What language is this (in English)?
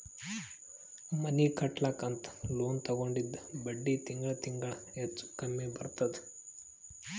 Kannada